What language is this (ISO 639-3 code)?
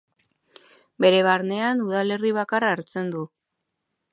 eus